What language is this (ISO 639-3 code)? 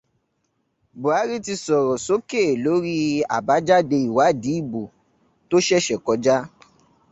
yor